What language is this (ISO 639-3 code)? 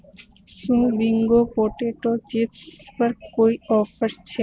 guj